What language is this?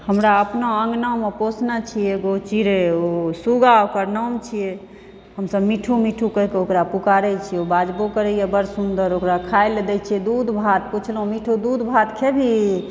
Maithili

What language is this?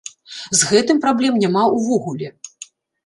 Belarusian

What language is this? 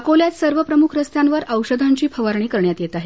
Marathi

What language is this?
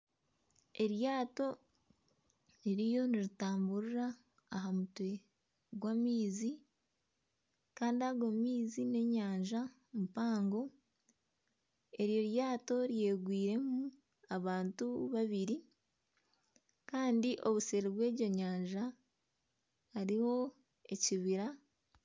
Nyankole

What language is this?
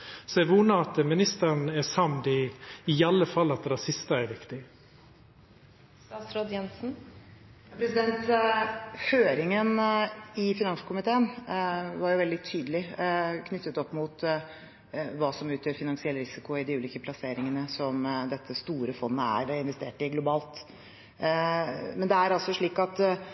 Norwegian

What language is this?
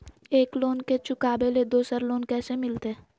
Magahi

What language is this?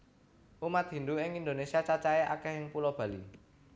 Javanese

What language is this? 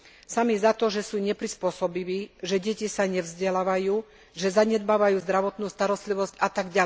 Slovak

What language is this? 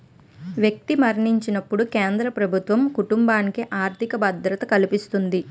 Telugu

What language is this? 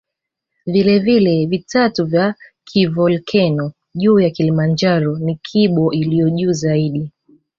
Swahili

